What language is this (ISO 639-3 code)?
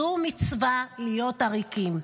heb